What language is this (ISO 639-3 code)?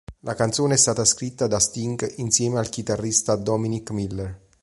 ita